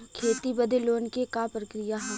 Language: Bhojpuri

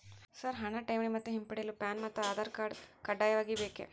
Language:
Kannada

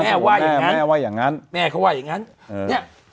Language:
Thai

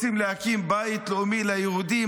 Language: Hebrew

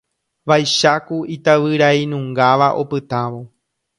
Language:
Guarani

